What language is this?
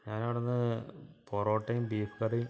Malayalam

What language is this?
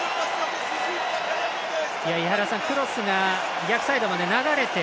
Japanese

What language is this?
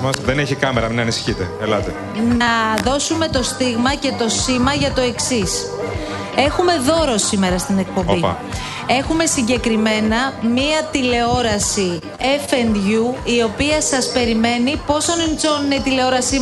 Greek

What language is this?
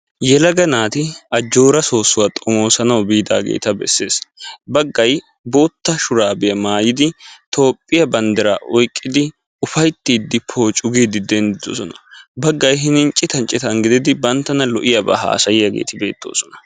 Wolaytta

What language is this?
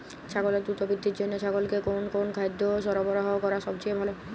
Bangla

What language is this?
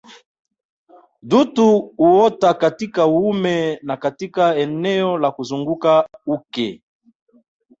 Swahili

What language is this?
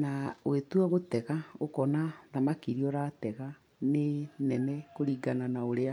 Kikuyu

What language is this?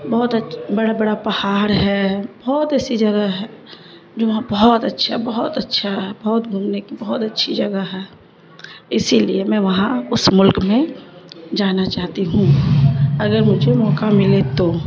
Urdu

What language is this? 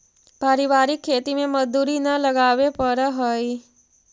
Magahi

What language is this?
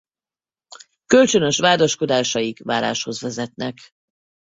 Hungarian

